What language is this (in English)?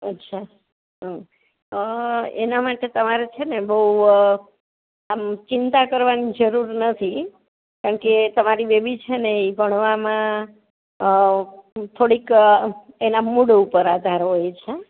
Gujarati